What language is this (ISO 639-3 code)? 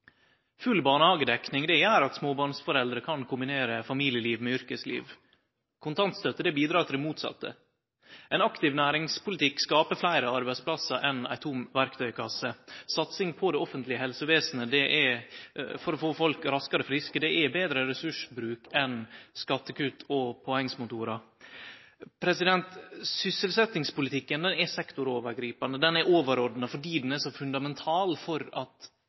nno